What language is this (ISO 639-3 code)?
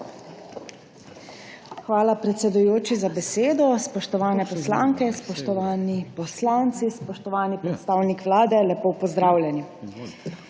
slv